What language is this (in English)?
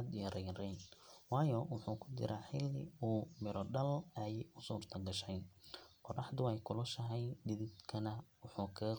Somali